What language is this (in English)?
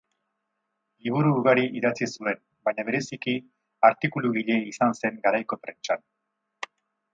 Basque